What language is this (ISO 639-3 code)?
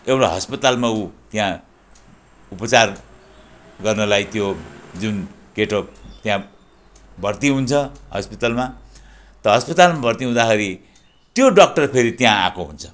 nep